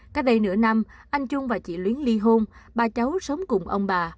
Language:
Vietnamese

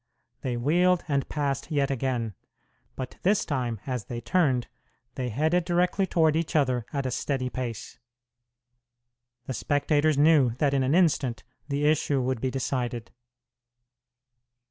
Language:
English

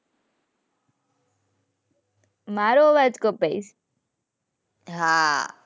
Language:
Gujarati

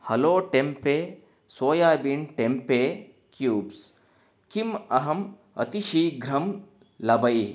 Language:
Sanskrit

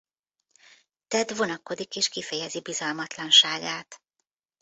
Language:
Hungarian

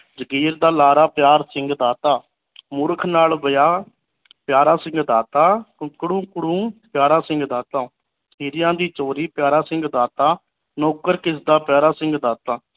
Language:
Punjabi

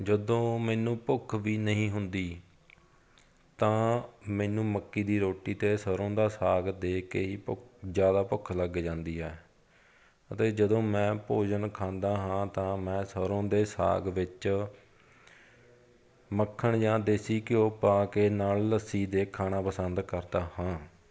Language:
Punjabi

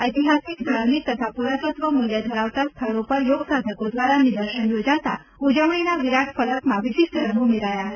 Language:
Gujarati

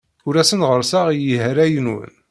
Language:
Kabyle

